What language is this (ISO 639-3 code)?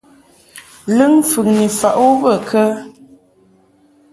mhk